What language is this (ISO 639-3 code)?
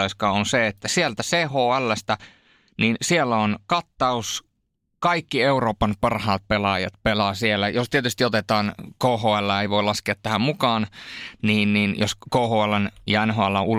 fin